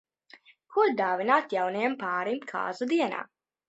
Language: Latvian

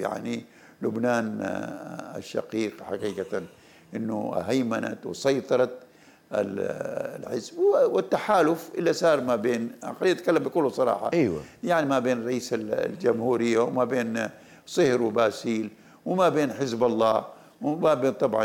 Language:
Arabic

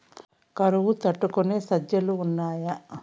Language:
Telugu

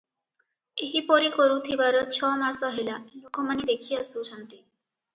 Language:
Odia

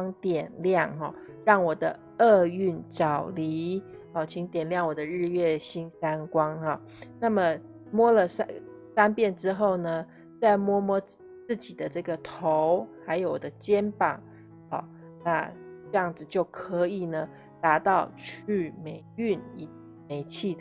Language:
Chinese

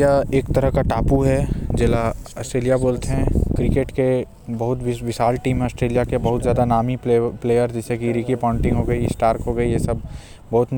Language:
Korwa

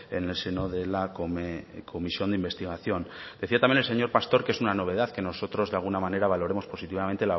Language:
Spanish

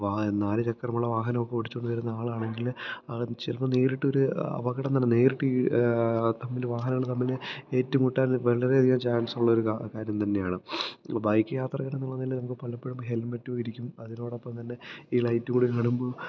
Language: Malayalam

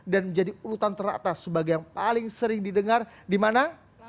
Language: Indonesian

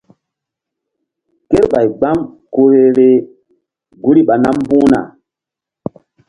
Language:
Mbum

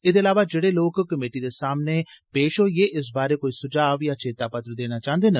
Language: Dogri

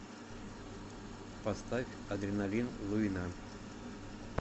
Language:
Russian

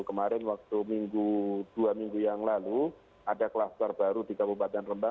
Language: Indonesian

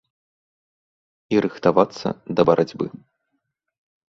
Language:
Belarusian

